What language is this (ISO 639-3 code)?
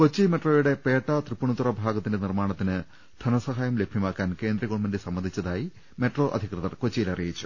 mal